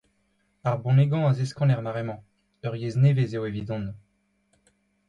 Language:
Breton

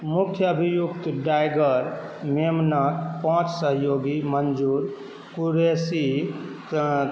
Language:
Maithili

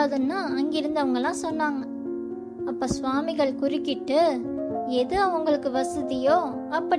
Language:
Tamil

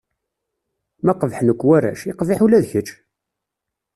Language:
Kabyle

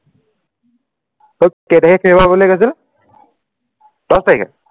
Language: Assamese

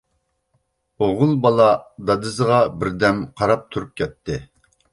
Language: Uyghur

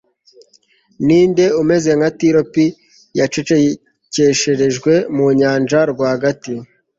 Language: Kinyarwanda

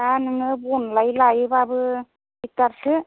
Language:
Bodo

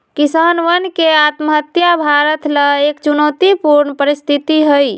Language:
Magahi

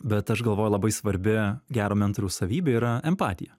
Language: Lithuanian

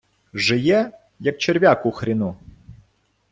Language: Ukrainian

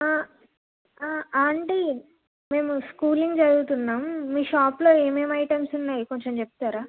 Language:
Telugu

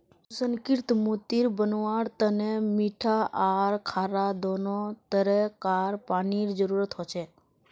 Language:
Magahi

